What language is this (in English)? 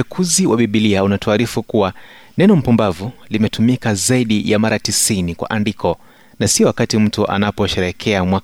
Swahili